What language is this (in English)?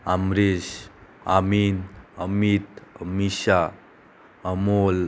Konkani